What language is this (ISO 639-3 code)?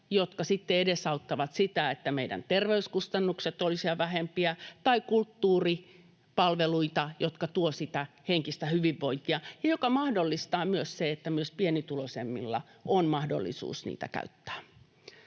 fin